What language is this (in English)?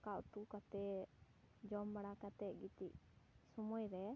Santali